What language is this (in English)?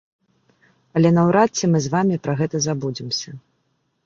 Belarusian